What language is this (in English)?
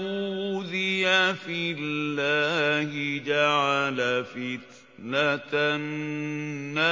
Arabic